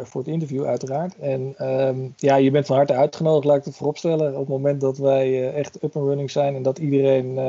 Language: Dutch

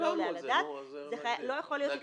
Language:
Hebrew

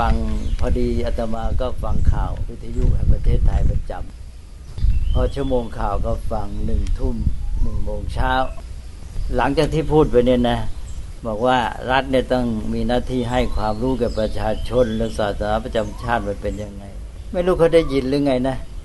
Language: Thai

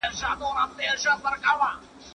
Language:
Pashto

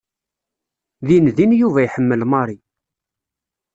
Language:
Kabyle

